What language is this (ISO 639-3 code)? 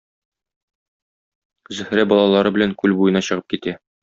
tat